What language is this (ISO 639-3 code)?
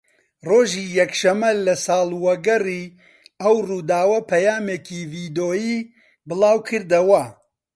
ckb